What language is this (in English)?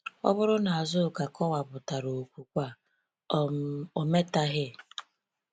Igbo